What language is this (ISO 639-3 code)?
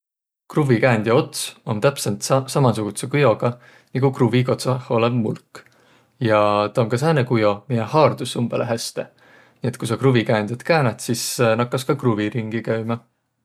vro